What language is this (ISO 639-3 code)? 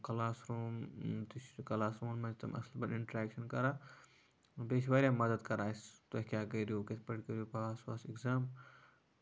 kas